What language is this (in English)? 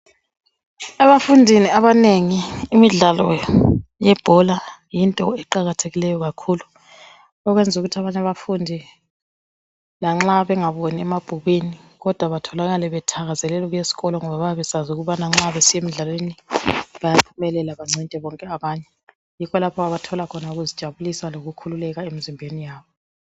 North Ndebele